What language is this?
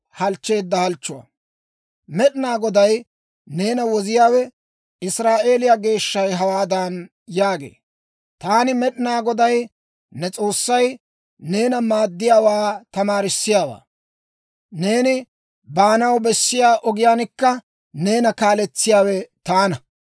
Dawro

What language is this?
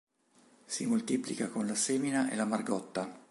Italian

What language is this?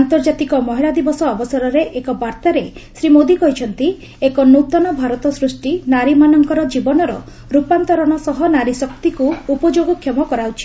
Odia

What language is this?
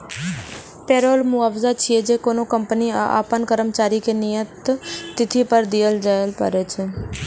Maithili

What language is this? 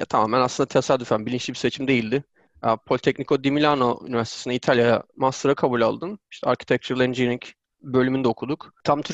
Turkish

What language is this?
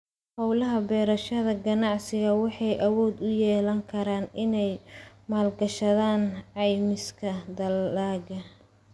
Somali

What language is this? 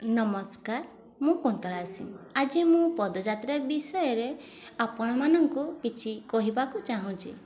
Odia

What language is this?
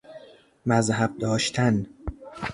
Persian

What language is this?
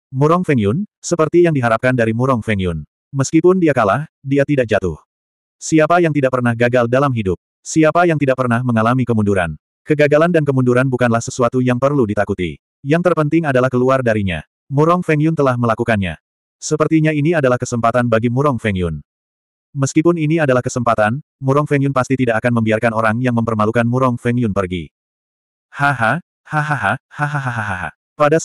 Indonesian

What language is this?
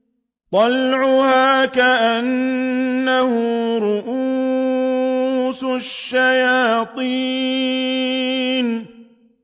Arabic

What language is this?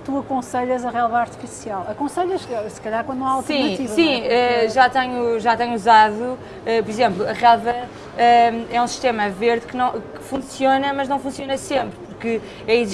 Portuguese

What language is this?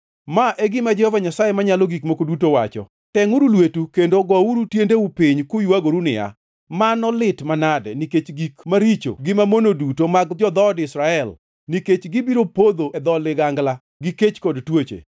Luo (Kenya and Tanzania)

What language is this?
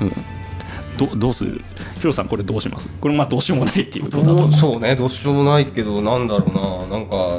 Japanese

